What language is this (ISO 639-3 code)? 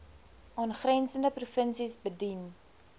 afr